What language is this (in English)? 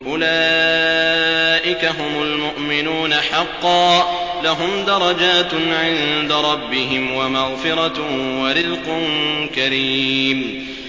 Arabic